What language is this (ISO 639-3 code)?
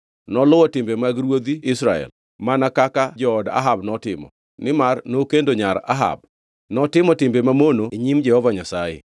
luo